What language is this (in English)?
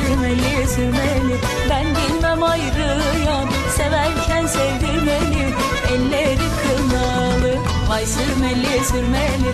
Turkish